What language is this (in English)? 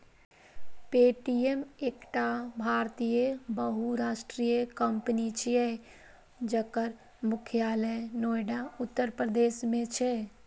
Maithili